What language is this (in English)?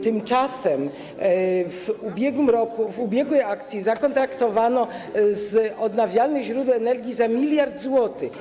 Polish